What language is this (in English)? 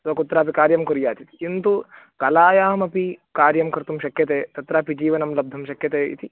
Sanskrit